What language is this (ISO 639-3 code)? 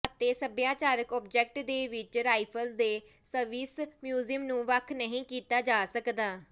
pan